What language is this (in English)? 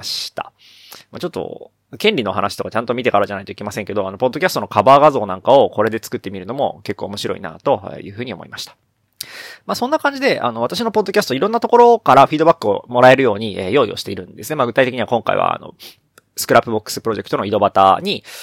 Japanese